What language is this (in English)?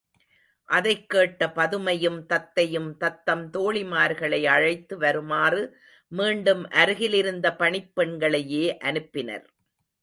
Tamil